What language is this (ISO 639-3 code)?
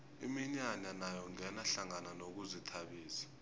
nbl